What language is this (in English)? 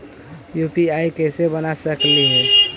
Magahi